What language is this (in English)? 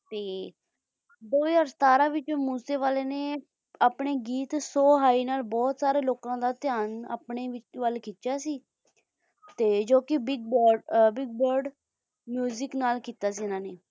Punjabi